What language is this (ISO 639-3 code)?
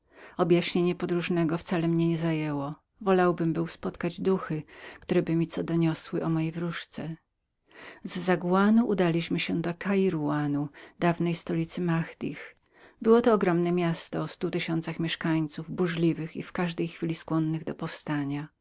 pol